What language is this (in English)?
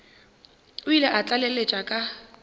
Northern Sotho